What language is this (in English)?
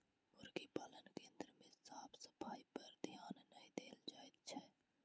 Maithili